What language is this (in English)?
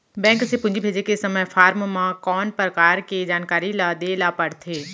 Chhattisgarhi